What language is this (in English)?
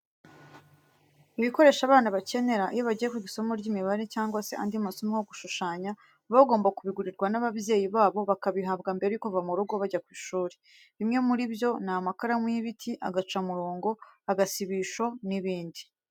Kinyarwanda